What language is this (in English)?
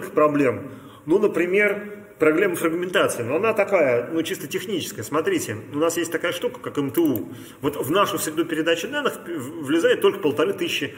Russian